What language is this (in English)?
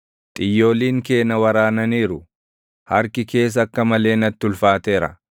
Oromo